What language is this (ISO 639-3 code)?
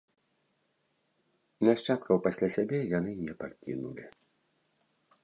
bel